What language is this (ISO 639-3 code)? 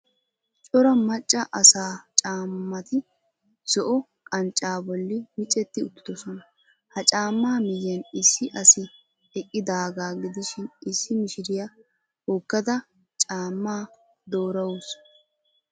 wal